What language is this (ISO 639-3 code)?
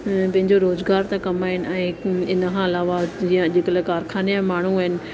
snd